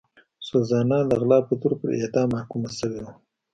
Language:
Pashto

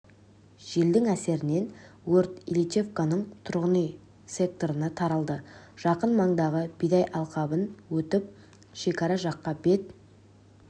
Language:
Kazakh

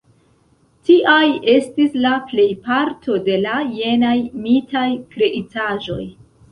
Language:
Esperanto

